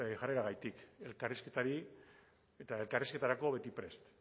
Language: Basque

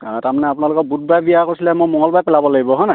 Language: Assamese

